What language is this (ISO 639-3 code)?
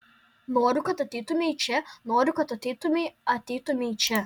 lit